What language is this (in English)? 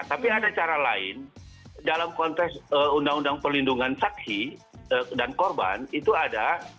Indonesian